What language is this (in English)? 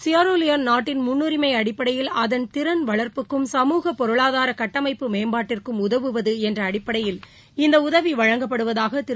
Tamil